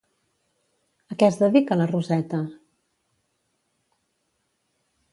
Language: Catalan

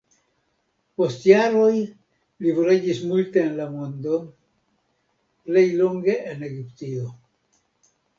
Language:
Esperanto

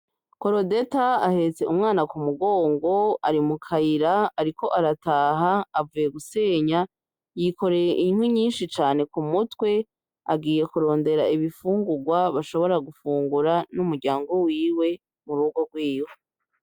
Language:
Rundi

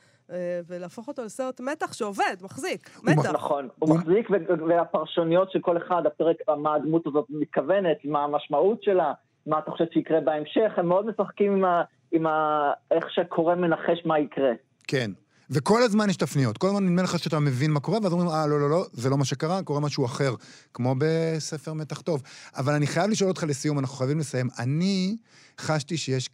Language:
Hebrew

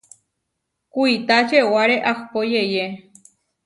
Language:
Huarijio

